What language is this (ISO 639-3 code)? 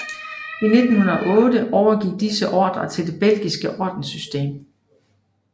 dan